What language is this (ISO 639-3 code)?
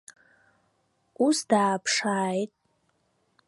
abk